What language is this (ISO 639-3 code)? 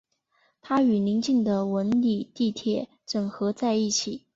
zho